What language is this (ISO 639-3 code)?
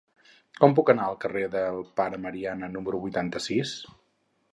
cat